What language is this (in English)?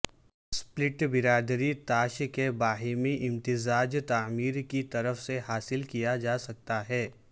Urdu